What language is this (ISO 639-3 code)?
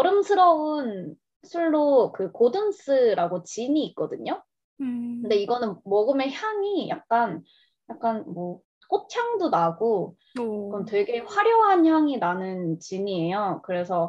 kor